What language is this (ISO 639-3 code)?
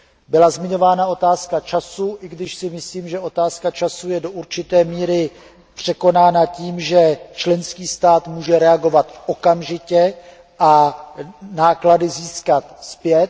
ces